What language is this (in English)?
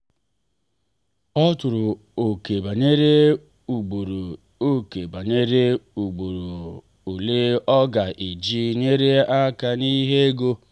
Igbo